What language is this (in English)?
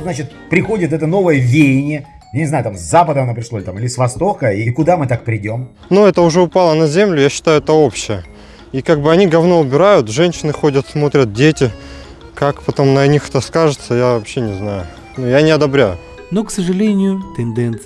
Russian